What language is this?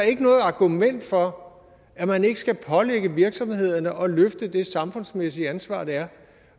Danish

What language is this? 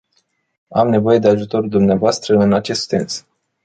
Romanian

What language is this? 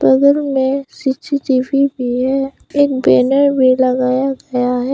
Hindi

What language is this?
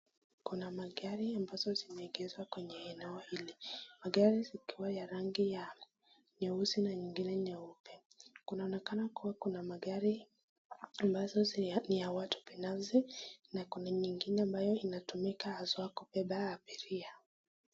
Swahili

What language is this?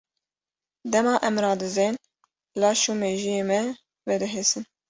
Kurdish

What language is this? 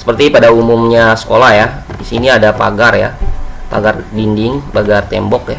Indonesian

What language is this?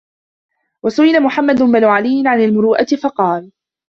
Arabic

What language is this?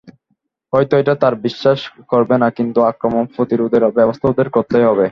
Bangla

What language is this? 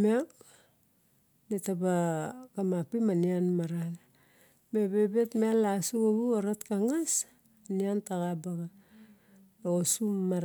Barok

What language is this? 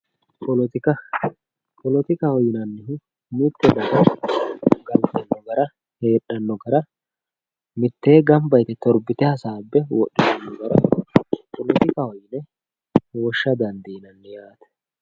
Sidamo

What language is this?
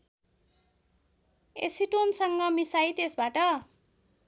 Nepali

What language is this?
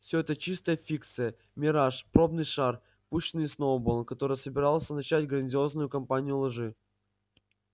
Russian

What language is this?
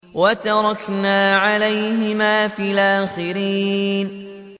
Arabic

